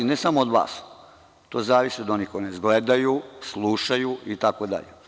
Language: Serbian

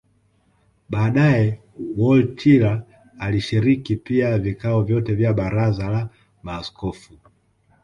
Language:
Swahili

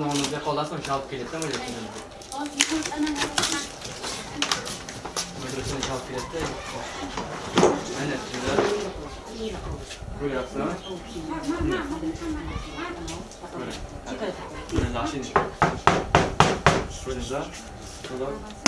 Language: Turkish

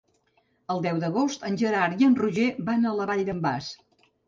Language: Catalan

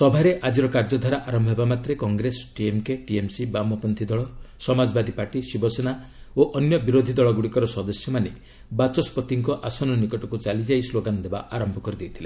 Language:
Odia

